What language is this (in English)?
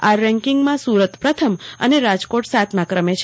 Gujarati